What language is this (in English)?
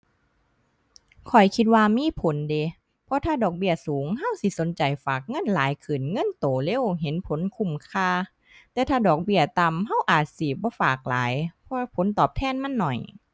Thai